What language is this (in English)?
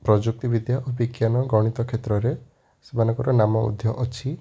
Odia